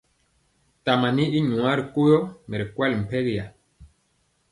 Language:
Mpiemo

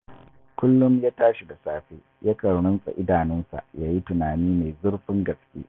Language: Hausa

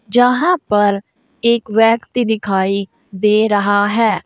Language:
Hindi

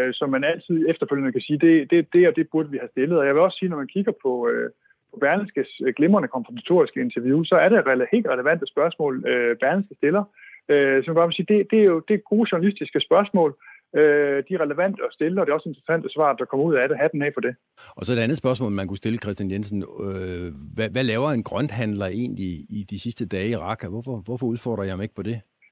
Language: Danish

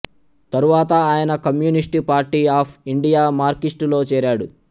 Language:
Telugu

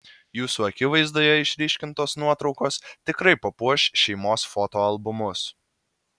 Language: Lithuanian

